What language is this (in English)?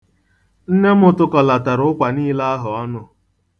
Igbo